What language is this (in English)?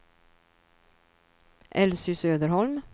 Swedish